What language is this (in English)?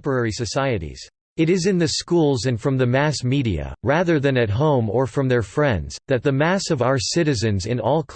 English